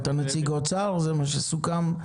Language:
Hebrew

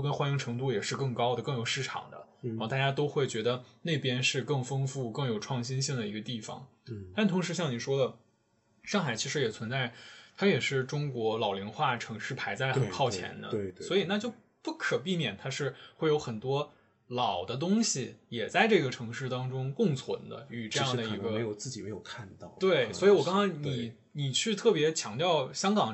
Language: Chinese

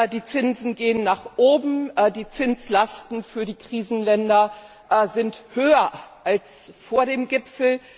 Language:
German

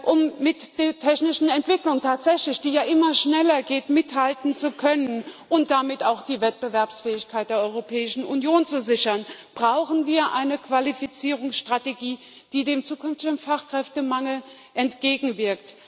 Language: German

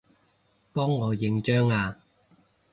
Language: Cantonese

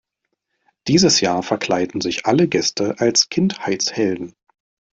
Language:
German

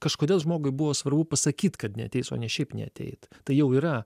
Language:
Lithuanian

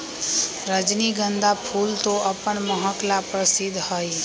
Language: Magahi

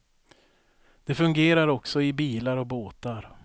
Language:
Swedish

